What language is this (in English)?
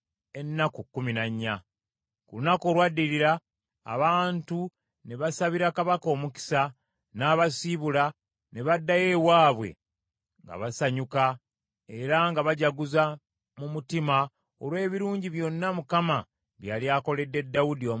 Ganda